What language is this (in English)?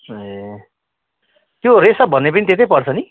Nepali